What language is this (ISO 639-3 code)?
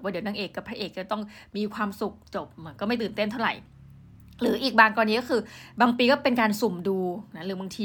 tha